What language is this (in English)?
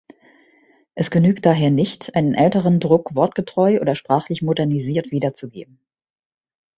German